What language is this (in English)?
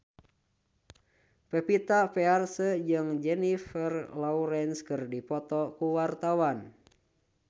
Sundanese